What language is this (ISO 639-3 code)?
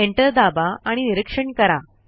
mar